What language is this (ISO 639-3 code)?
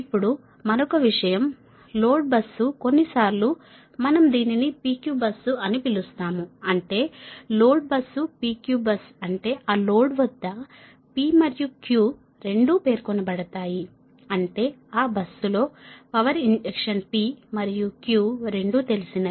tel